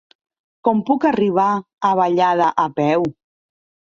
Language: Catalan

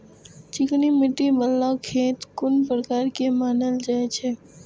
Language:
Maithili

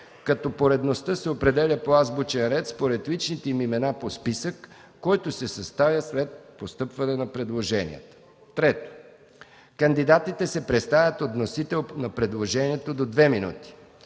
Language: Bulgarian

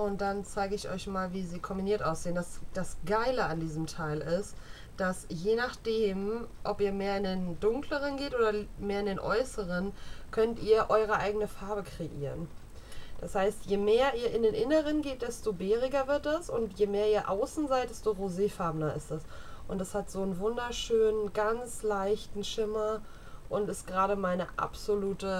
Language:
German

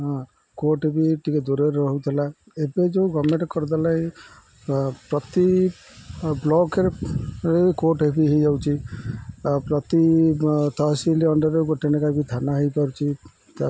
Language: Odia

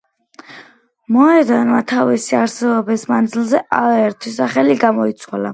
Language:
Georgian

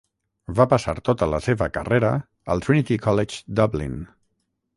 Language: Catalan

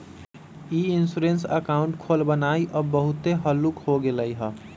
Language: Magahi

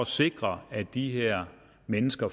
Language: Danish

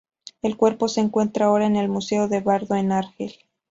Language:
Spanish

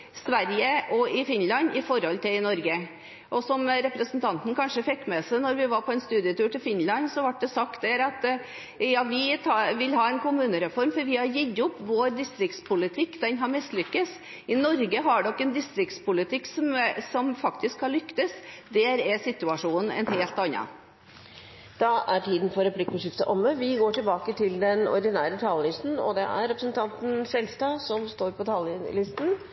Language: Norwegian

